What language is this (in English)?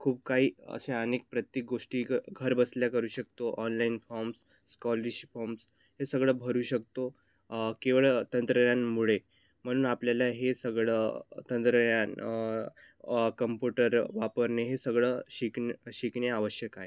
Marathi